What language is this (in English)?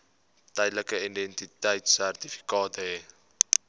Afrikaans